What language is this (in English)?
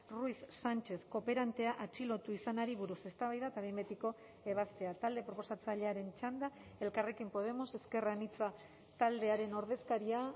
Basque